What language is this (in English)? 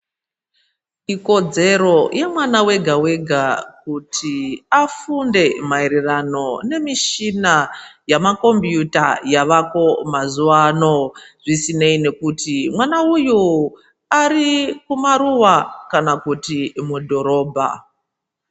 Ndau